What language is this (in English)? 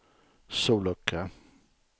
Swedish